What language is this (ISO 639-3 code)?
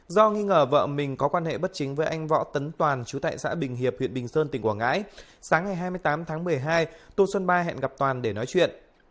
vie